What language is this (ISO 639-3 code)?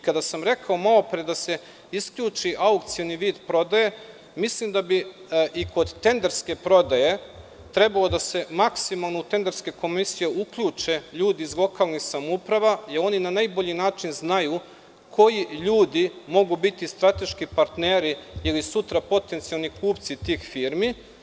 srp